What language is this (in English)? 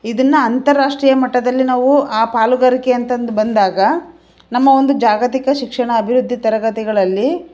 Kannada